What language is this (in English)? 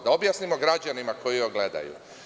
Serbian